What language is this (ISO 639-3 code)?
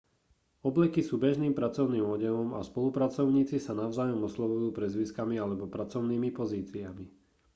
slk